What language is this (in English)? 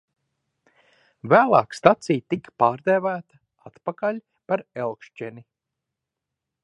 Latvian